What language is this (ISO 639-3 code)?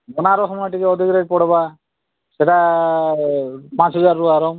ori